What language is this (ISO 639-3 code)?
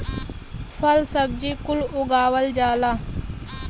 bho